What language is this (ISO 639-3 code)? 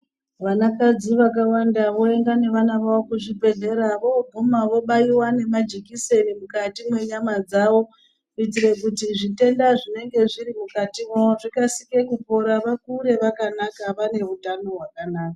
ndc